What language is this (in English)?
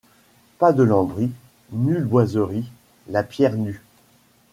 French